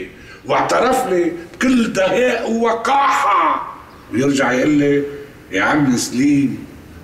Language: Arabic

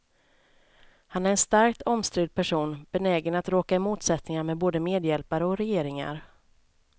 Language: Swedish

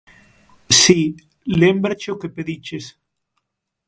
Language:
Galician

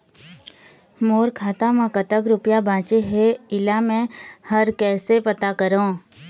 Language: Chhattisgarhi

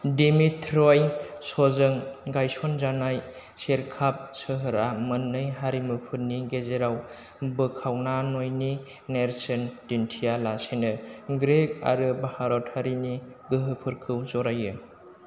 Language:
Bodo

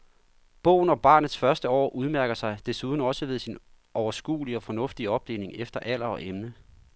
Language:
Danish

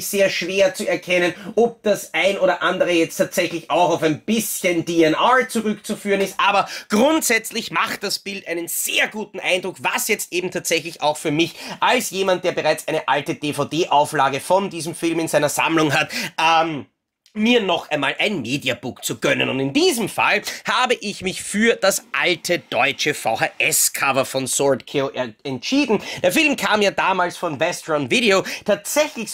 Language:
German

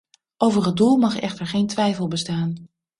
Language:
Dutch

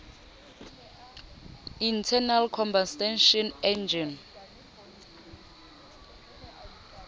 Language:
Southern Sotho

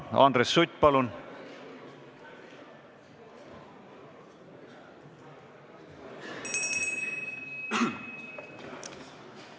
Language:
Estonian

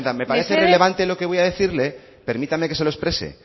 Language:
Spanish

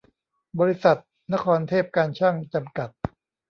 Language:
Thai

